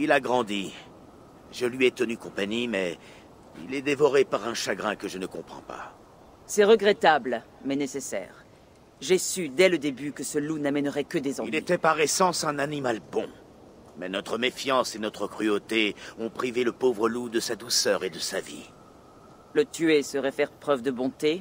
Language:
French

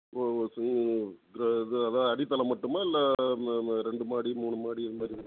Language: Tamil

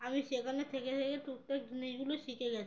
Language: Bangla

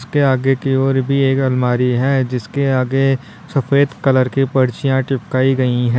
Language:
Hindi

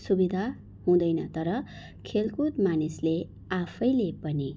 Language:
Nepali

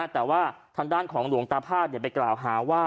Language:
Thai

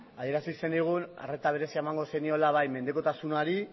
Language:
Basque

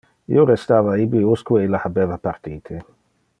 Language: Interlingua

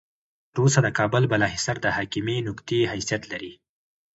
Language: Pashto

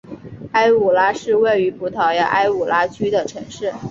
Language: Chinese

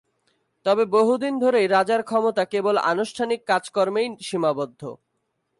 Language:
Bangla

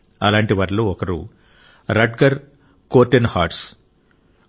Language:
Telugu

